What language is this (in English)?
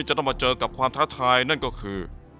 Thai